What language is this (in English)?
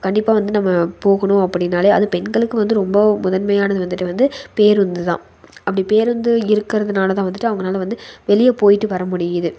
Tamil